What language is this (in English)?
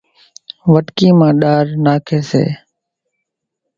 Kachi Koli